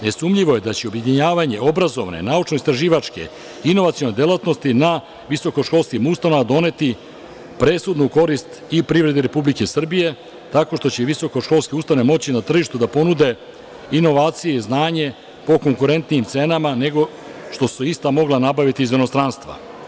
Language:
Serbian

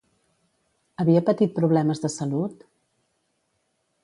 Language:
Catalan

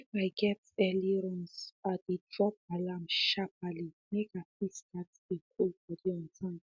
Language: Nigerian Pidgin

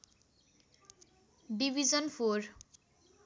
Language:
Nepali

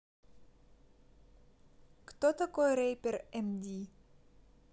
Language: Russian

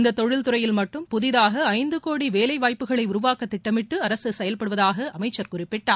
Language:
Tamil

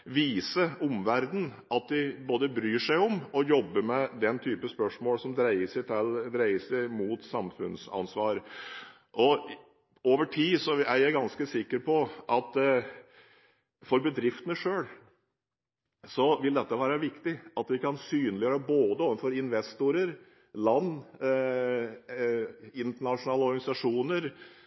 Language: Norwegian Bokmål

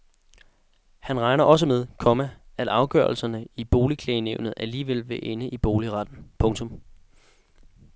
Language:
Danish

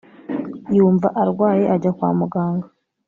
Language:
Kinyarwanda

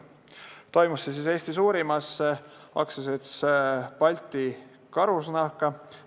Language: Estonian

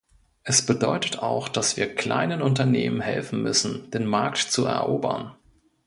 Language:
German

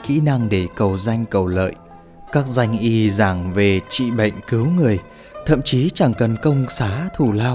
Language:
Vietnamese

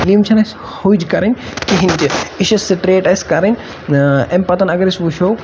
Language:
Kashmiri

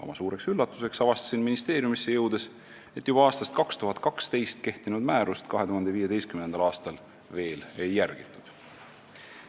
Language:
Estonian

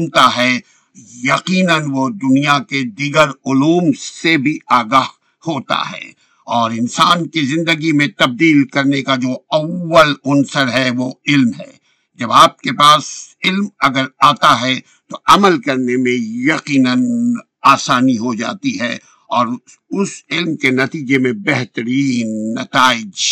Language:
Urdu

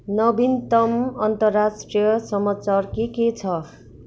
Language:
Nepali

